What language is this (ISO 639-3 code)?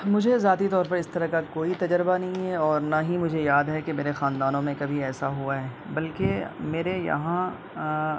urd